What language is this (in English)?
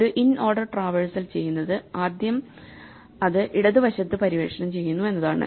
Malayalam